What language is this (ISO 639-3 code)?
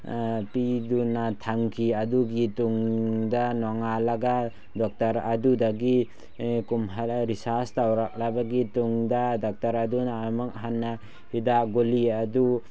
mni